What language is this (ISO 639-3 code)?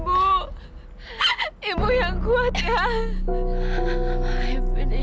ind